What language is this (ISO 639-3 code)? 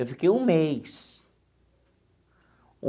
por